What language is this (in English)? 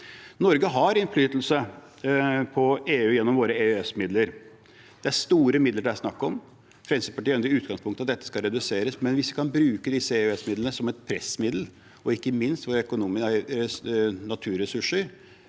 Norwegian